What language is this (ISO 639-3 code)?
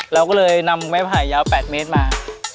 tha